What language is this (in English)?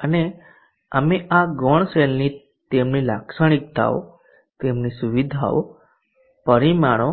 Gujarati